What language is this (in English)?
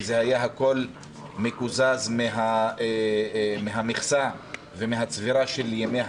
Hebrew